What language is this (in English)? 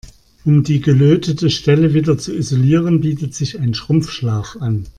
German